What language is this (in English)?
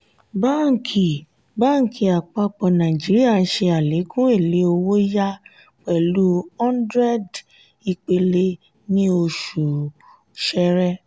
Yoruba